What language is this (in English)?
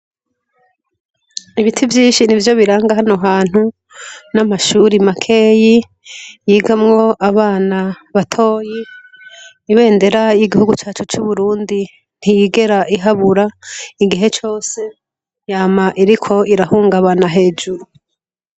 Rundi